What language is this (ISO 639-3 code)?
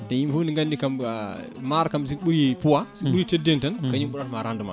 ful